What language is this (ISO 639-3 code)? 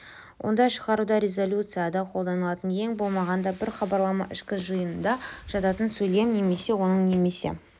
kaz